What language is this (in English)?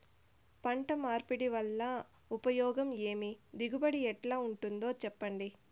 Telugu